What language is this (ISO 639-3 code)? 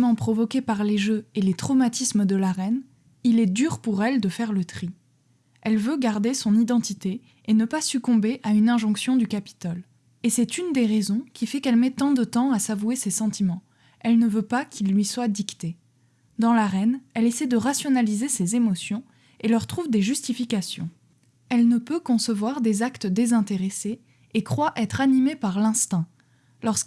fra